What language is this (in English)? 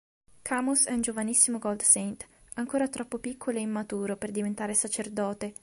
Italian